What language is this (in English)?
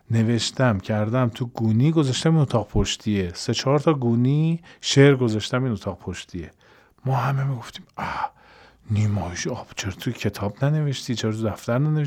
Persian